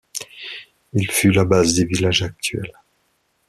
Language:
French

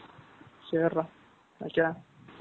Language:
Tamil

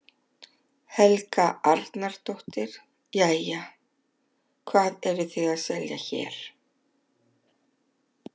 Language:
Icelandic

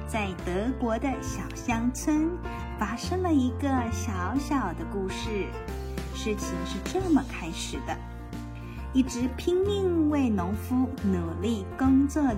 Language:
Chinese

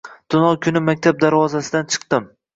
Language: Uzbek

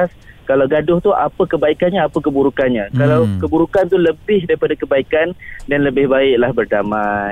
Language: Malay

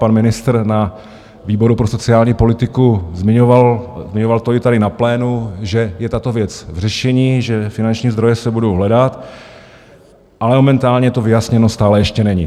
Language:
Czech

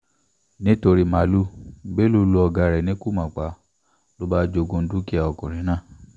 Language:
Yoruba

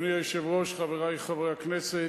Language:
Hebrew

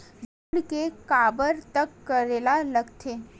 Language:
Chhattisgarhi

